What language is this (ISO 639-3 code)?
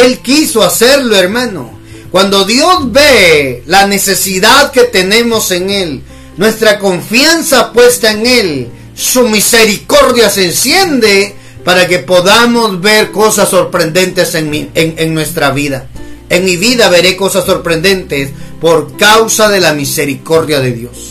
spa